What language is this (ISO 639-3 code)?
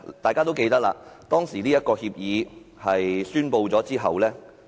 yue